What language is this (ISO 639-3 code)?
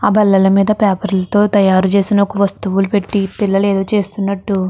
tel